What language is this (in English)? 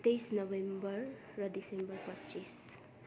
Nepali